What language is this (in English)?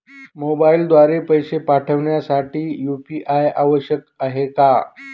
Marathi